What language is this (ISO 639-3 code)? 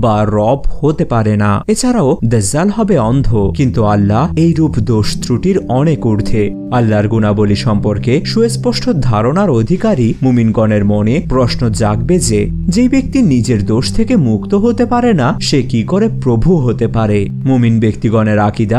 ron